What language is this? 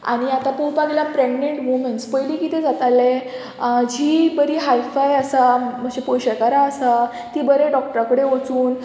Konkani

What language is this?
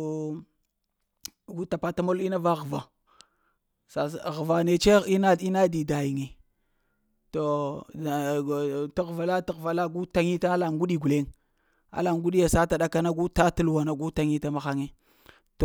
Lamang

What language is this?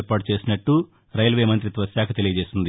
Telugu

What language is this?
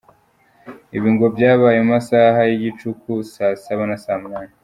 Kinyarwanda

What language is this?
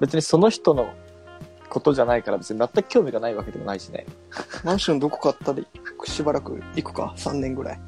Japanese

